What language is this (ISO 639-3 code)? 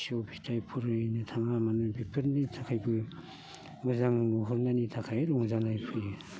brx